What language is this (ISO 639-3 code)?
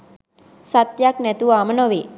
sin